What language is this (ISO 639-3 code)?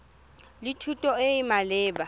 tsn